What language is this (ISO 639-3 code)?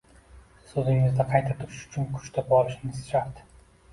uzb